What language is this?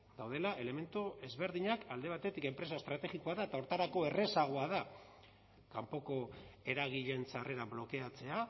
Basque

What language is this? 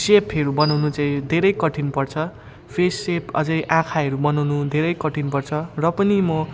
Nepali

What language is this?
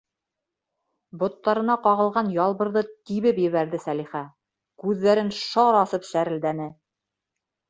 Bashkir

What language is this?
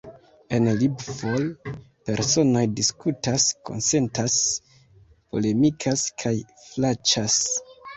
Esperanto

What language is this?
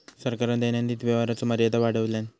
Marathi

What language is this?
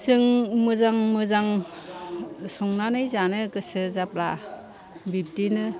Bodo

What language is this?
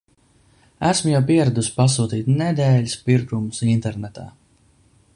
Latvian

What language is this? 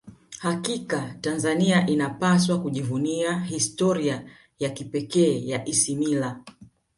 Swahili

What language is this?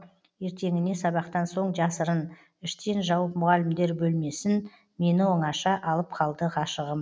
Kazakh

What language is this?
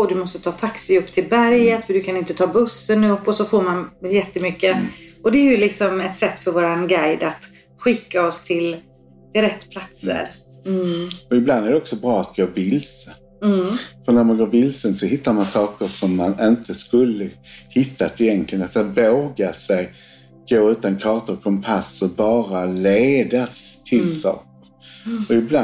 Swedish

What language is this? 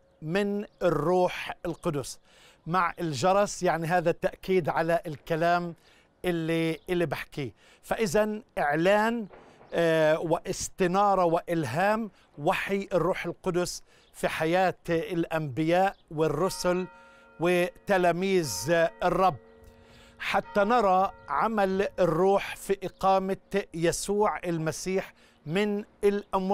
Arabic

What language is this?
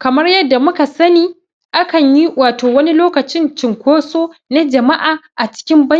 Hausa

